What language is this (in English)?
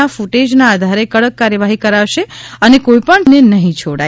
Gujarati